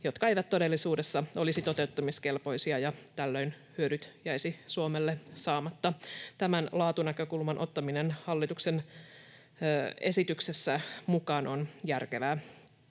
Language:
Finnish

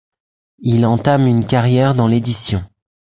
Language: French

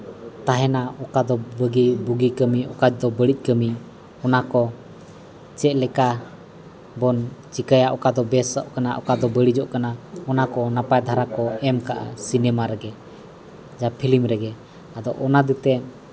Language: Santali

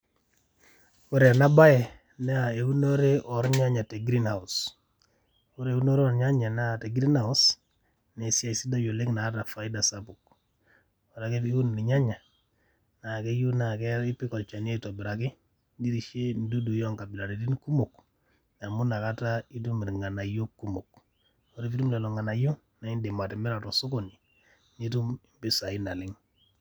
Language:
Masai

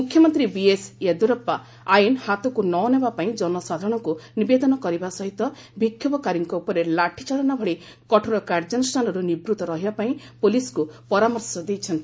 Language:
Odia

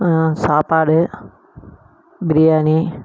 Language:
Tamil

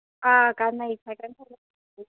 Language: Manipuri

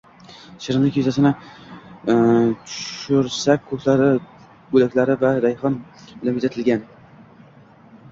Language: Uzbek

